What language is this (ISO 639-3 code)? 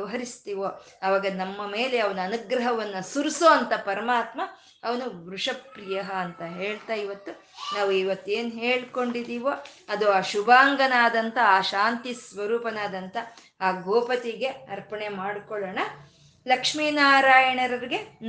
kan